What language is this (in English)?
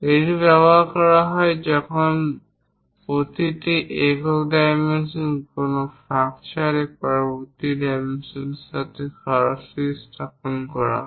Bangla